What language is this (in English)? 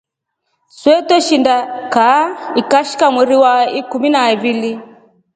Rombo